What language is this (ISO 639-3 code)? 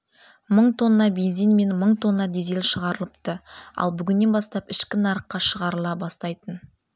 kaz